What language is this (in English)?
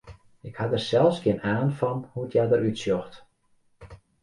Western Frisian